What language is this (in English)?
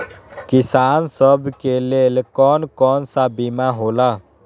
Magahi